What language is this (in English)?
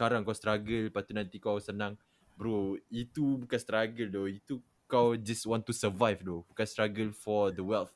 Malay